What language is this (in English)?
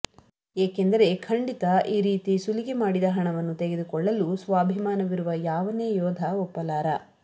Kannada